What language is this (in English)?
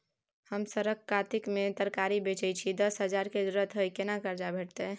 Maithili